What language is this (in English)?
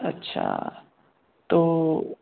Hindi